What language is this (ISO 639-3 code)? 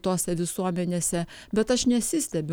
lit